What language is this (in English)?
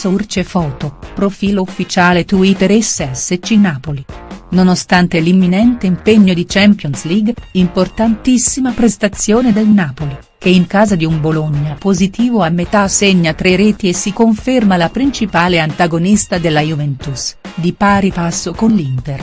Italian